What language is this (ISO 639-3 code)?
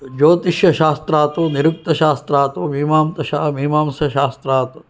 san